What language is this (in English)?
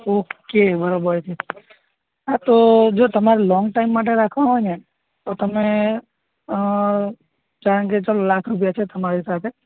Gujarati